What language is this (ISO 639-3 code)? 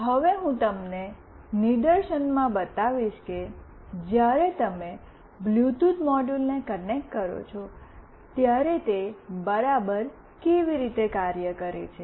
guj